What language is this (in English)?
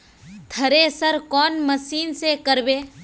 Magahi